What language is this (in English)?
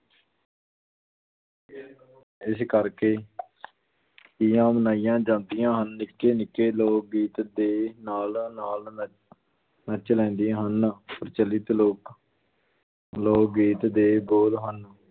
Punjabi